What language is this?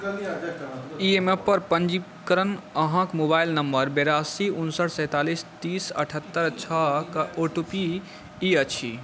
Maithili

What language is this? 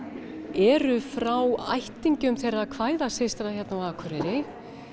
Icelandic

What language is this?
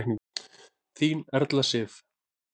Icelandic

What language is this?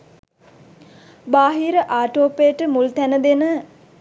Sinhala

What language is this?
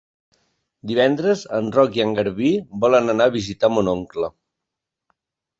Catalan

